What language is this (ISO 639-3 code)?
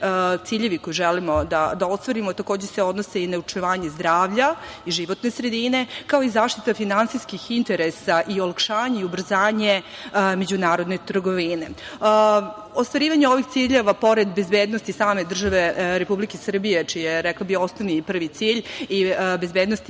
srp